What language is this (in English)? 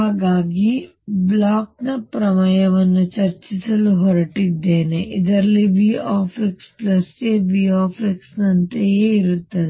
Kannada